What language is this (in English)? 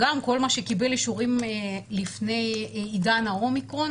Hebrew